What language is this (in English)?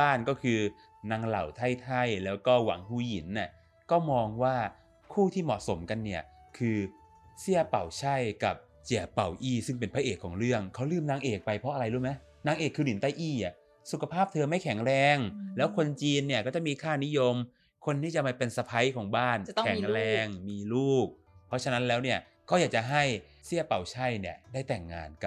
Thai